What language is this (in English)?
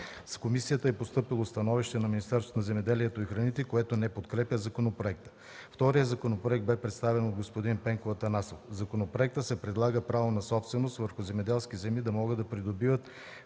Bulgarian